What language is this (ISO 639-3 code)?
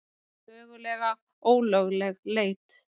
isl